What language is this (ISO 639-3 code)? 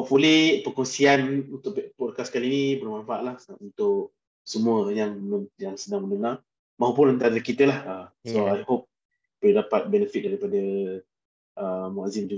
msa